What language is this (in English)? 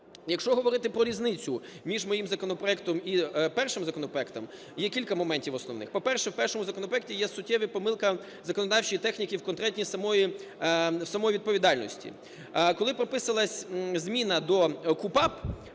Ukrainian